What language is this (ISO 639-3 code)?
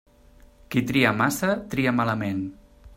cat